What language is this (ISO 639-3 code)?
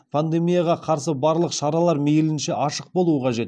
kaz